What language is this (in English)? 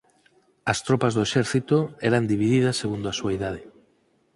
Galician